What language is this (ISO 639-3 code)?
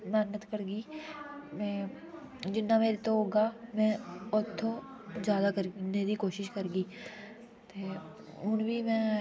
doi